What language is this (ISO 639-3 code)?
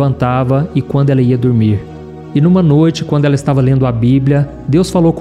por